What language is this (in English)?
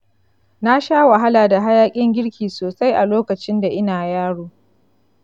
Hausa